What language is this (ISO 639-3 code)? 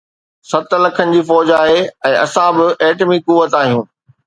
snd